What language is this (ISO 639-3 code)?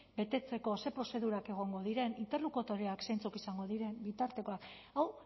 eus